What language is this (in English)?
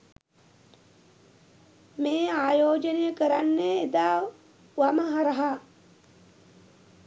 Sinhala